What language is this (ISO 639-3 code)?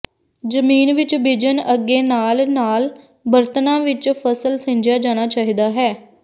pan